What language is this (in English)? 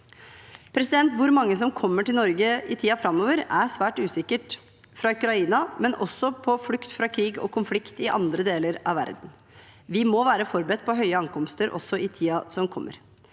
Norwegian